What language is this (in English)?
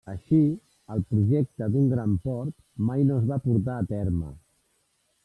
Catalan